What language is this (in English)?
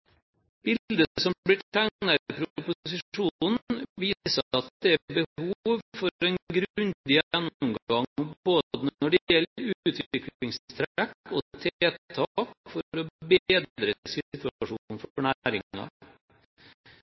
Norwegian Bokmål